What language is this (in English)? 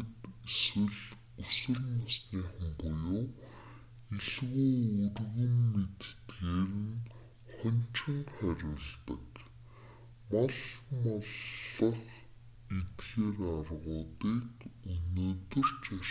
Mongolian